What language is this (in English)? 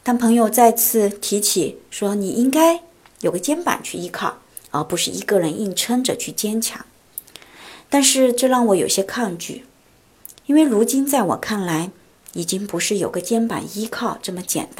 Chinese